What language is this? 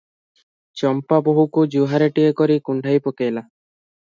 Odia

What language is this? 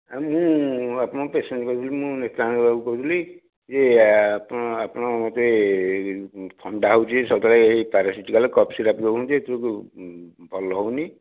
Odia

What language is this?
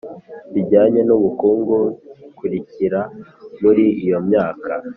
Kinyarwanda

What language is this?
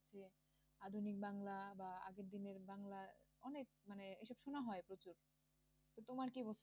Bangla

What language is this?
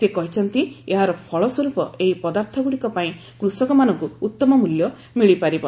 Odia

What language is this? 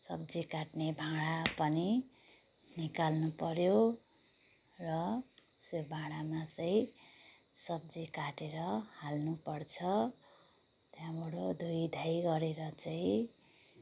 Nepali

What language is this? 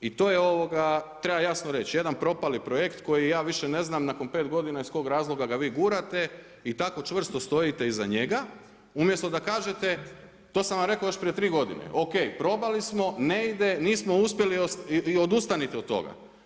Croatian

